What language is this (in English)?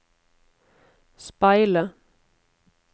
Norwegian